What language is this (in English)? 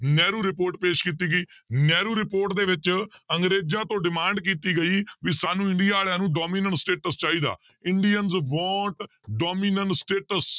Punjabi